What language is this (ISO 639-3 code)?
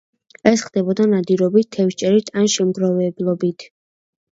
kat